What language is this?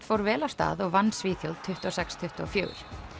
Icelandic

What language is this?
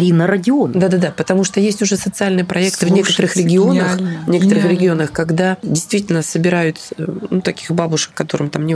Russian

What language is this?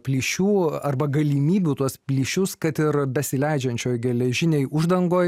Lithuanian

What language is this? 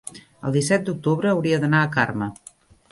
Catalan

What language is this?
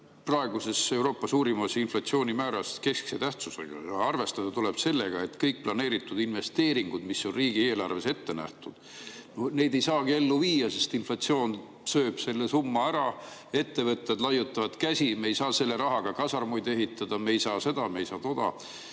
Estonian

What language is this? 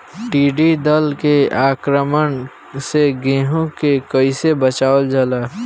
Bhojpuri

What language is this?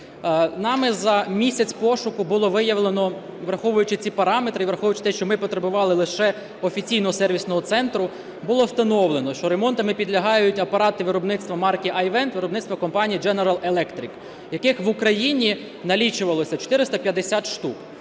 Ukrainian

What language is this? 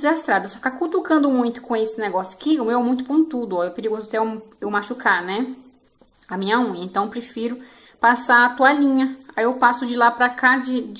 Portuguese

